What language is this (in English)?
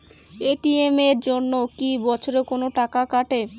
Bangla